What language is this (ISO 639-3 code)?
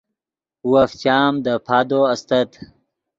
ydg